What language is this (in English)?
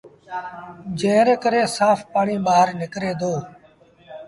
Sindhi Bhil